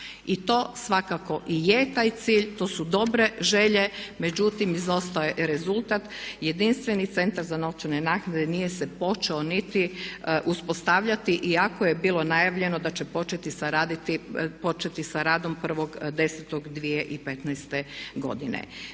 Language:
Croatian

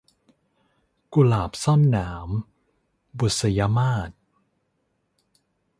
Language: Thai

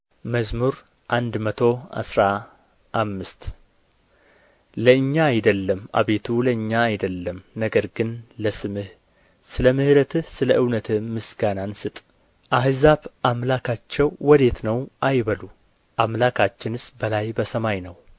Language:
Amharic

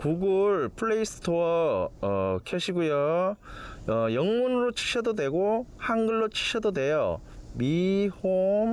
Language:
Korean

